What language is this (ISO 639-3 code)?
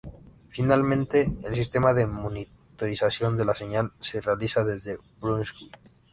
spa